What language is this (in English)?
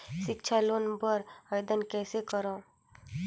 Chhattisgarhi